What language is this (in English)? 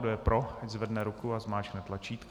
Czech